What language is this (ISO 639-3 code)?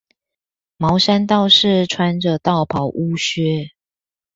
zho